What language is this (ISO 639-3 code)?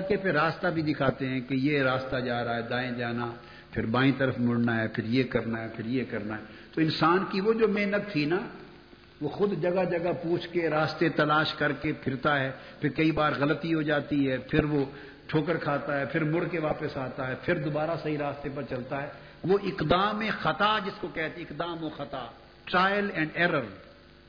urd